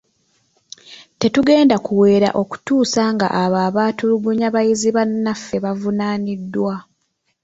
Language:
Ganda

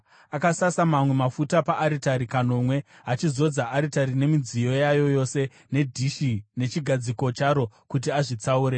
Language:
Shona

